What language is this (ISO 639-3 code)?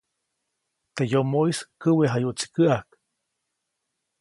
zoc